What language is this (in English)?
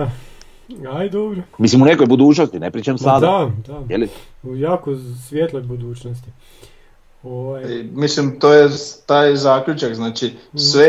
Croatian